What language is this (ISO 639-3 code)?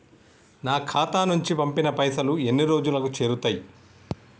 tel